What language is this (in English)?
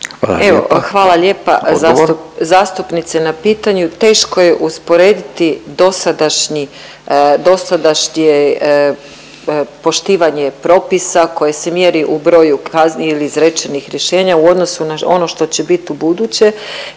Croatian